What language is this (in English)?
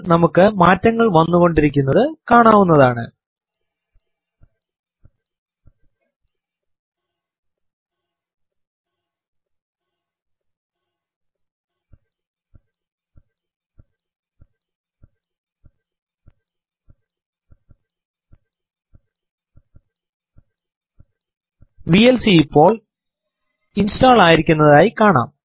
Malayalam